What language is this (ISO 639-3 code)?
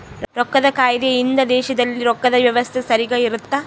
kan